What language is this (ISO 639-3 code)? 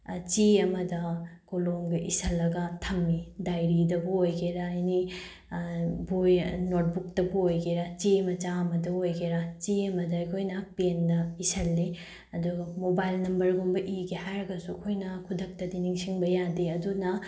mni